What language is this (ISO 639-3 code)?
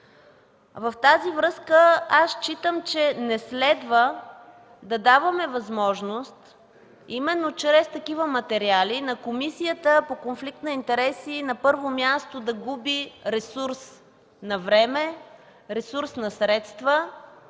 bul